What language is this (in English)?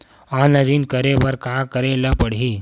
Chhattisgarhi